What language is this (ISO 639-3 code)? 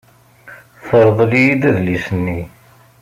kab